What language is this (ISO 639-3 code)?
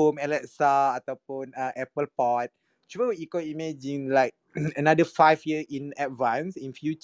msa